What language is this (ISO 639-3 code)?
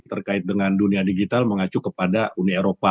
ind